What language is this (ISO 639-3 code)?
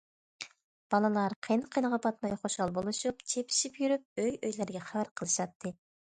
uig